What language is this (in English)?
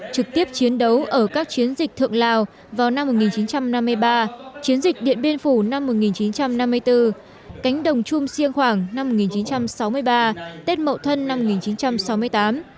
Vietnamese